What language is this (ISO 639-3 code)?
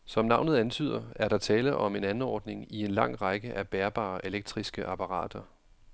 dan